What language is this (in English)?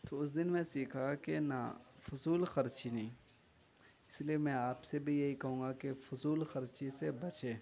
Urdu